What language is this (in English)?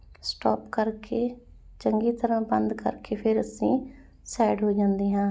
Punjabi